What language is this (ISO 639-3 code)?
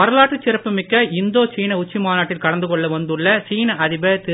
tam